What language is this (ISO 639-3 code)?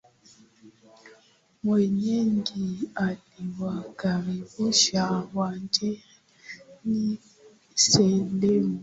swa